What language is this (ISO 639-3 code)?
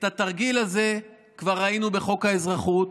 heb